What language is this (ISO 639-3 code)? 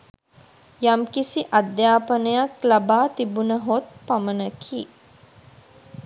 sin